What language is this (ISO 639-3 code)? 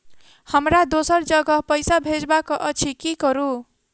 mai